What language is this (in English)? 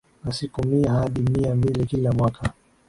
Swahili